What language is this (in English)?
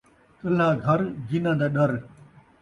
Saraiki